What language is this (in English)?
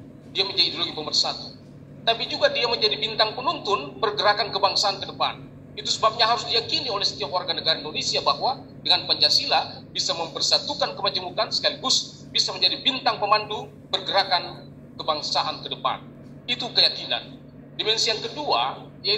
Indonesian